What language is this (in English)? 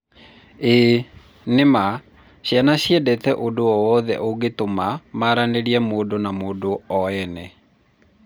Kikuyu